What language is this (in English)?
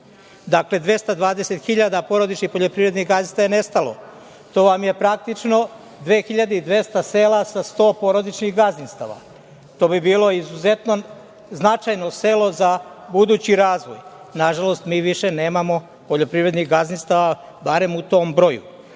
Serbian